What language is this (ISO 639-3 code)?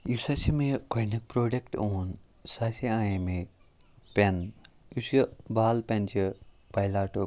kas